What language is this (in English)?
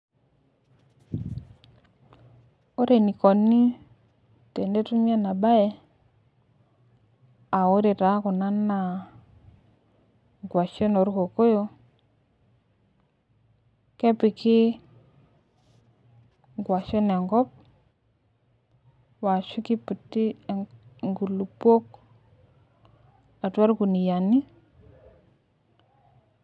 Masai